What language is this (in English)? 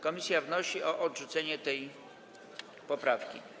Polish